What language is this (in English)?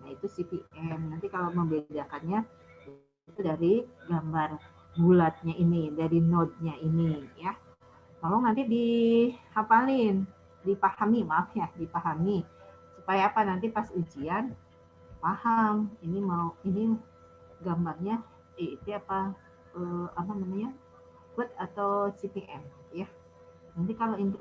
Indonesian